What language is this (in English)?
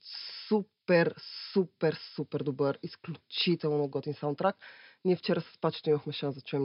Bulgarian